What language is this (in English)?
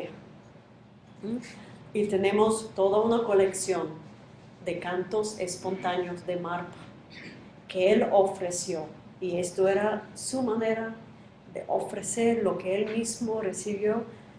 Spanish